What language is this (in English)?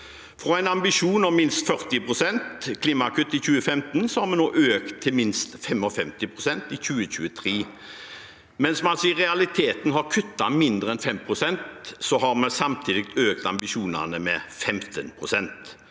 Norwegian